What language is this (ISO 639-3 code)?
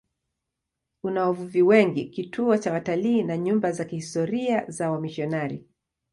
swa